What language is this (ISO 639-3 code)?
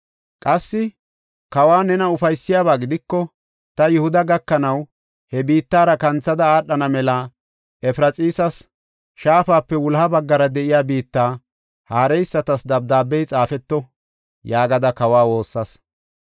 gof